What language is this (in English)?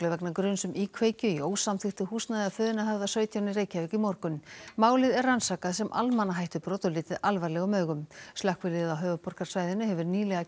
Icelandic